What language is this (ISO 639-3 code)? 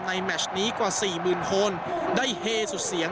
tha